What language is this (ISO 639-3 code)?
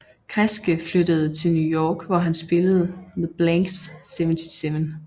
dan